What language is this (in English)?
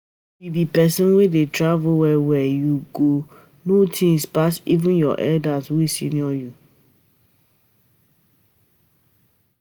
Nigerian Pidgin